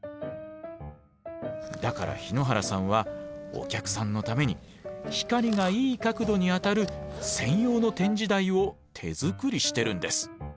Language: Japanese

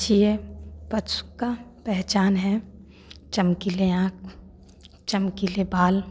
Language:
Hindi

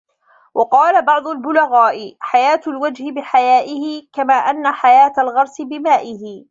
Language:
Arabic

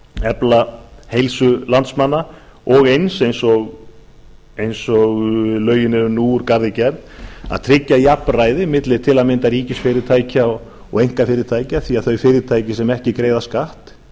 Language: Icelandic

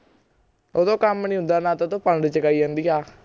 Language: Punjabi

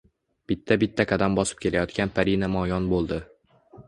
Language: Uzbek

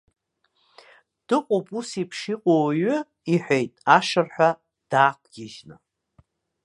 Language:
Abkhazian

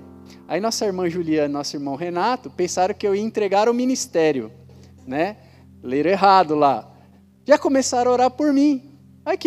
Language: Portuguese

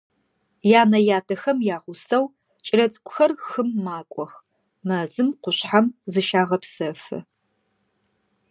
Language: Adyghe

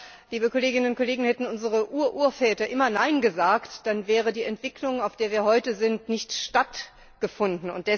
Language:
German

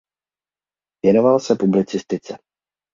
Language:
Czech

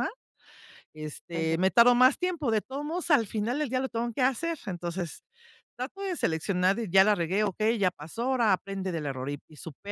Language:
Spanish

